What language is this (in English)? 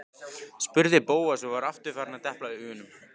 Icelandic